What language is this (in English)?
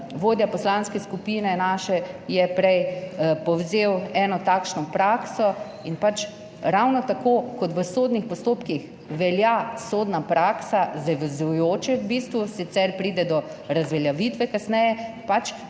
Slovenian